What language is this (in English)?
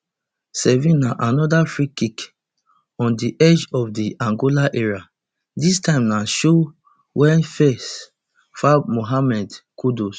Nigerian Pidgin